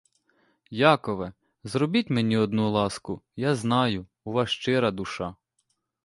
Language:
Ukrainian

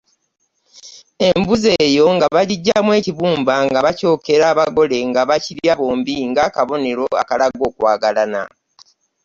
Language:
Ganda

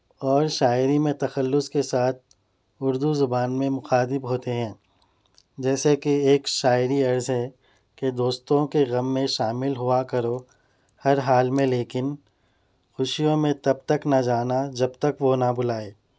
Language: Urdu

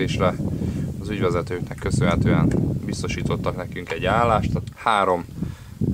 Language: Hungarian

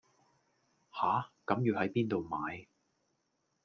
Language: Cantonese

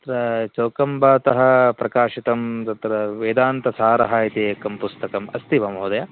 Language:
Sanskrit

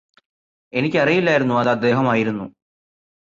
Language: Malayalam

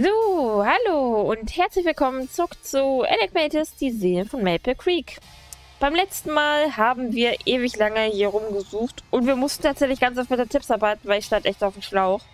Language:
German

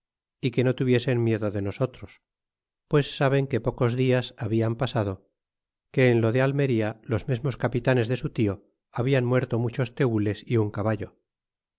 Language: Spanish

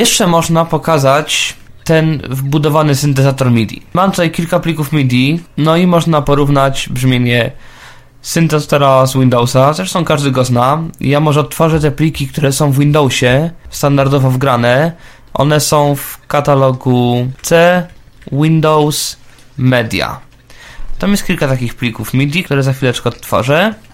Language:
Polish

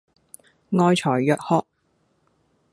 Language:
Cantonese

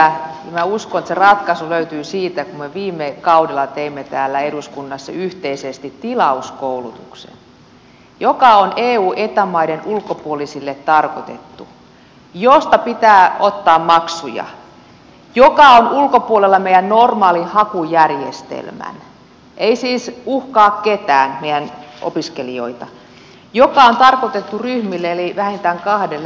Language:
Finnish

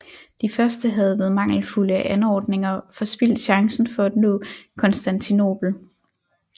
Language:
Danish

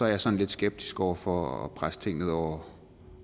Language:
Danish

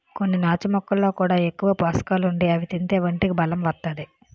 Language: Telugu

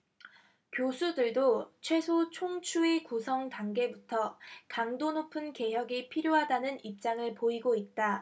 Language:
Korean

